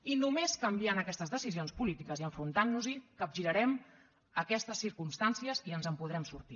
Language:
Catalan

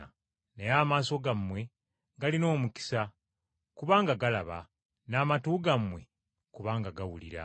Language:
Ganda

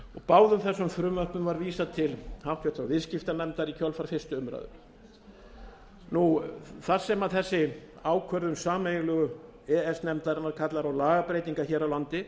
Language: Icelandic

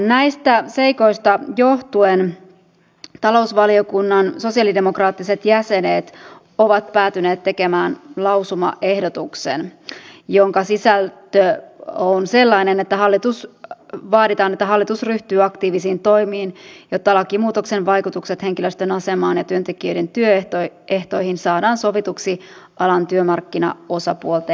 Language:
Finnish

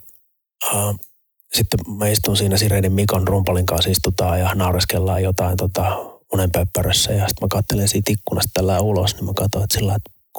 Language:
Finnish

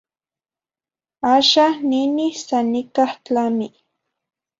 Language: Zacatlán-Ahuacatlán-Tepetzintla Nahuatl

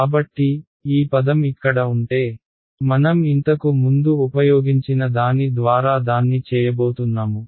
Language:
Telugu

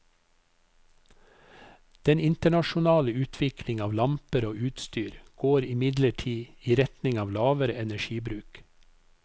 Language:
Norwegian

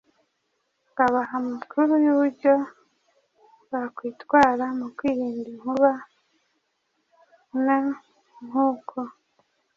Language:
Kinyarwanda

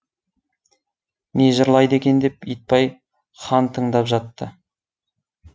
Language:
Kazakh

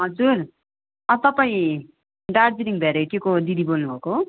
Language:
Nepali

